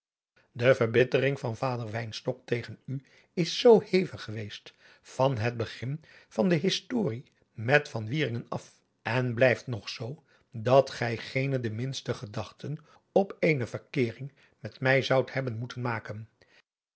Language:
Dutch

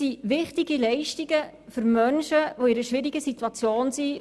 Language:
Swiss German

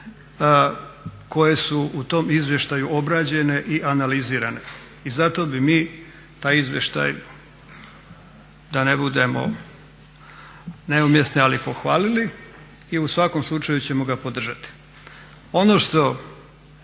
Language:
Croatian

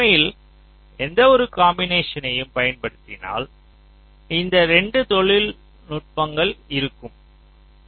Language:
Tamil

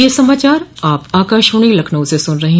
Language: Hindi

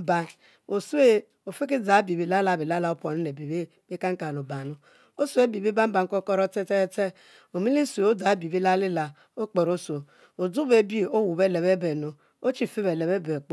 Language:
Mbe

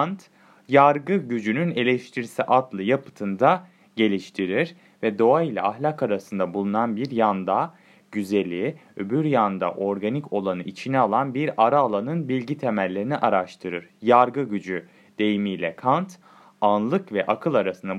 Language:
Turkish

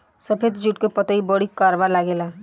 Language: Bhojpuri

